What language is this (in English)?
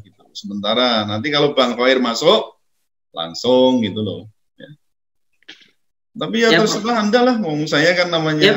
Indonesian